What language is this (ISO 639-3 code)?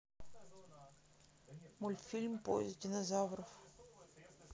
rus